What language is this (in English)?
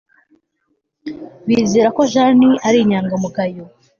Kinyarwanda